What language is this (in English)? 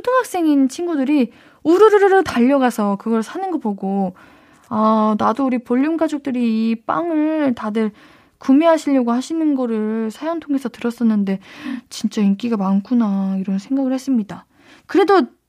Korean